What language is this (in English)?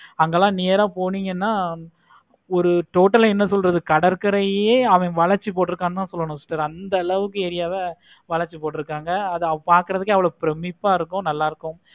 Tamil